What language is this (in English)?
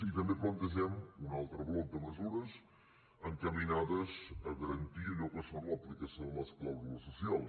Catalan